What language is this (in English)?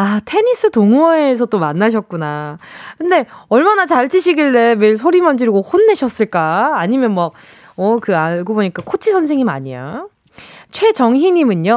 Korean